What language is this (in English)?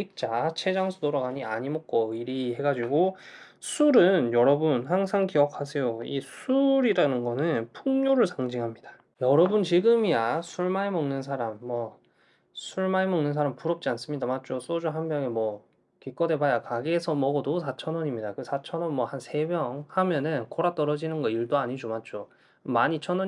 Korean